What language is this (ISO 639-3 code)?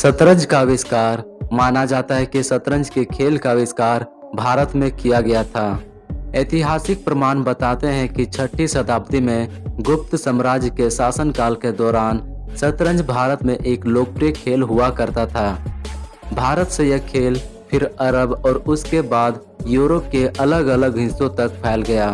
hin